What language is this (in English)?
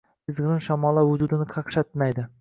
Uzbek